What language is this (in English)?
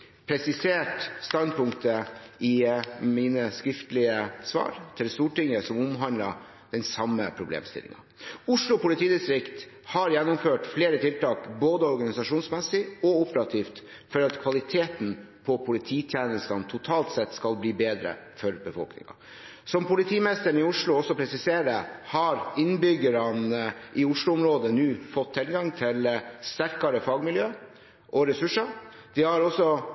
Norwegian Bokmål